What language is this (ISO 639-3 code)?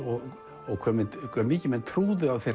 isl